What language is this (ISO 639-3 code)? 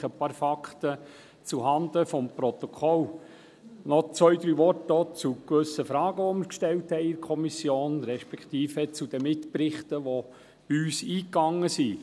gsw